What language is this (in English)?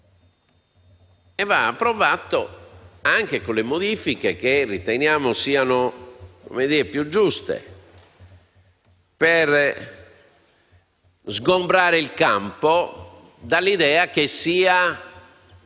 Italian